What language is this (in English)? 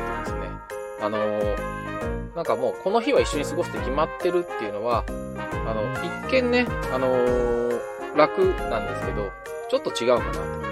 Japanese